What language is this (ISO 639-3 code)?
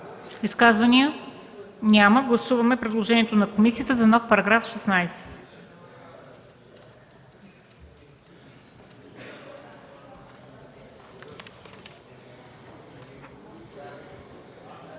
bul